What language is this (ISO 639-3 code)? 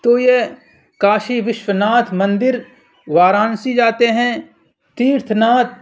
urd